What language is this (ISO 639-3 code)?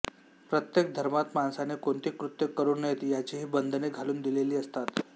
mar